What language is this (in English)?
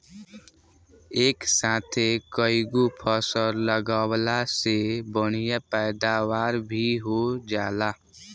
Bhojpuri